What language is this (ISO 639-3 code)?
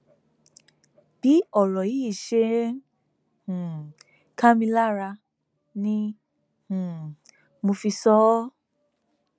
yor